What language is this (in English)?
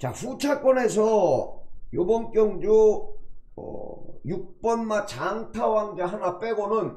Korean